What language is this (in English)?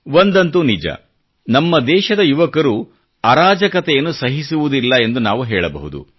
Kannada